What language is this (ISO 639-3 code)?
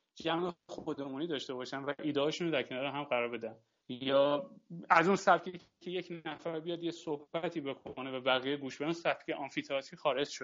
fas